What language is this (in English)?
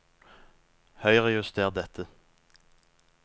Norwegian